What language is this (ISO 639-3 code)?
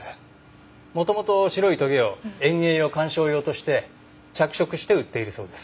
jpn